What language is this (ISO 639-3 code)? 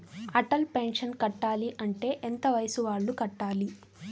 tel